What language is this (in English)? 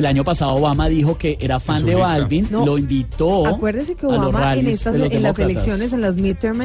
Spanish